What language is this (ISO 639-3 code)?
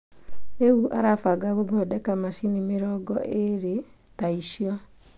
kik